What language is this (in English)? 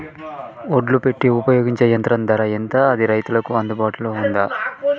Telugu